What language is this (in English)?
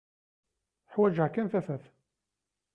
Kabyle